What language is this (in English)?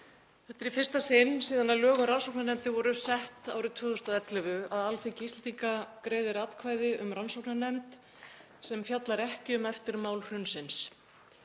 Icelandic